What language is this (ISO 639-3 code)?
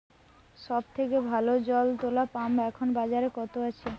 ben